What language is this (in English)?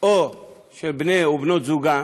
Hebrew